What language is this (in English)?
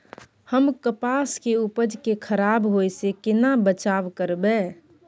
Maithili